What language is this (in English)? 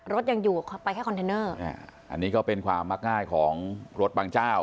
Thai